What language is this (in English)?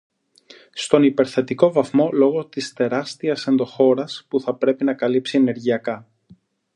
Greek